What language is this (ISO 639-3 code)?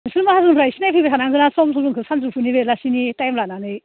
brx